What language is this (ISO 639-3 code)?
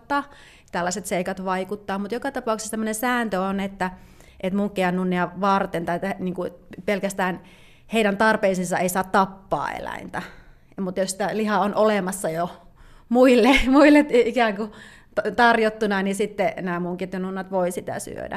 fin